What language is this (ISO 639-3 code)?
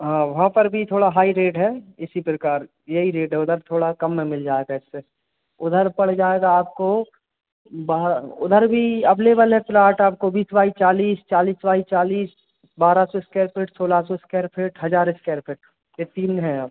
hin